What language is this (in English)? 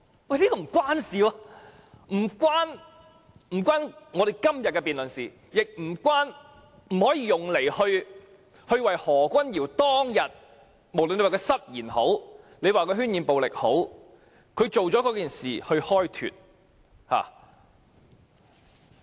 Cantonese